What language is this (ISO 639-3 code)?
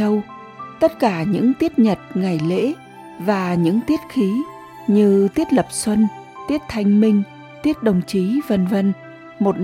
vie